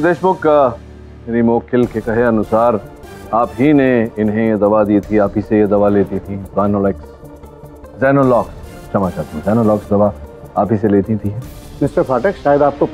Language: Hindi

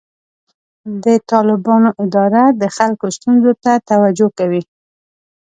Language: Pashto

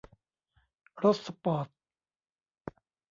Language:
Thai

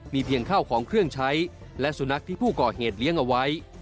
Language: Thai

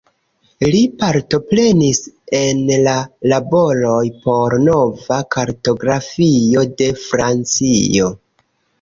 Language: Esperanto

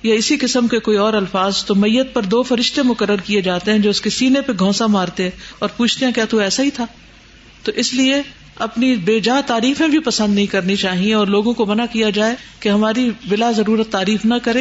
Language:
Urdu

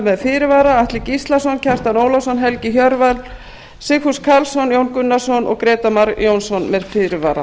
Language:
Icelandic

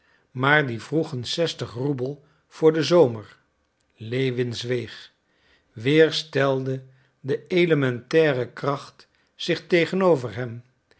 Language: Dutch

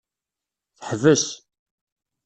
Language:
Kabyle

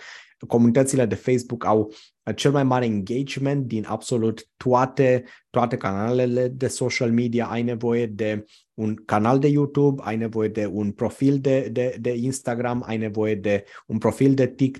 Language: Romanian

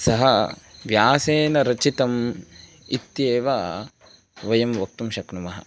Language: Sanskrit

